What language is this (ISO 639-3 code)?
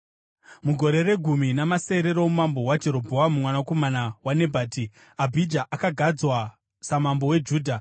sna